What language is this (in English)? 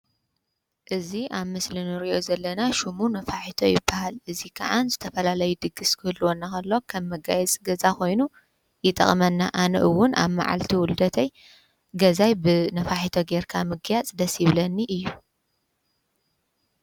Tigrinya